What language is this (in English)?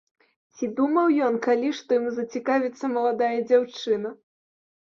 Belarusian